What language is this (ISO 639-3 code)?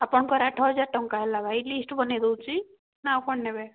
ori